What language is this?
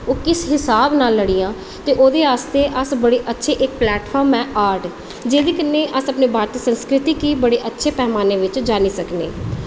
Dogri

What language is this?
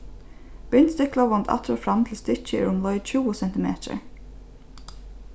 Faroese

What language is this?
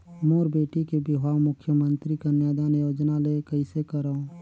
Chhattisgarhi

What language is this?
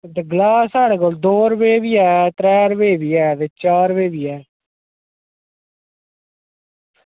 Dogri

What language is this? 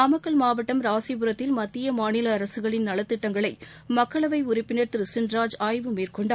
Tamil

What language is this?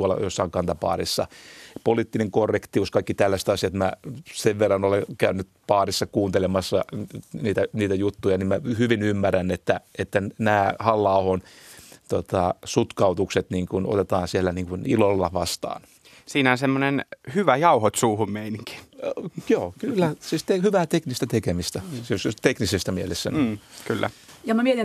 Finnish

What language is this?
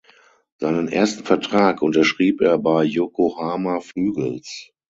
German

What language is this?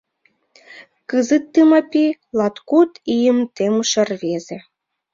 Mari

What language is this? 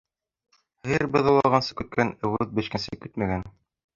Bashkir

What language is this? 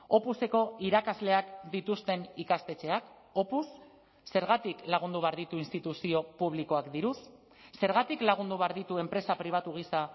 Basque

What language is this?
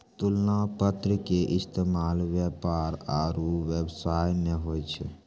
Maithili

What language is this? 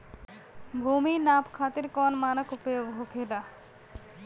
Bhojpuri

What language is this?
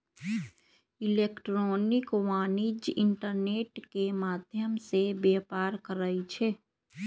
Magahi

